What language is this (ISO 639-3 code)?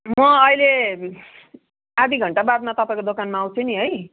nep